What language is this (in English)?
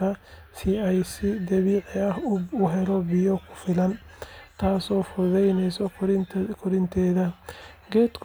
Somali